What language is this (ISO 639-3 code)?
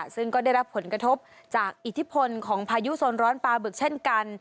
tha